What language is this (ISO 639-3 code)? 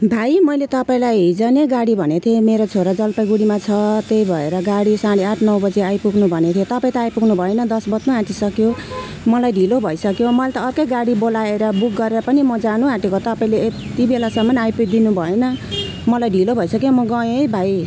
nep